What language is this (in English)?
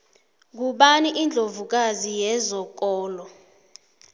South Ndebele